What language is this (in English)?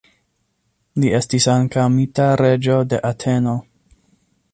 Esperanto